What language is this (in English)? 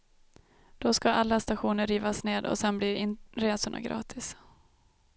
Swedish